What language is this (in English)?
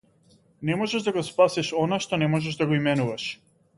Macedonian